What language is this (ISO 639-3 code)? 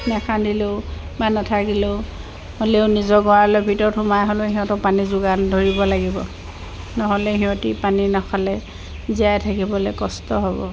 asm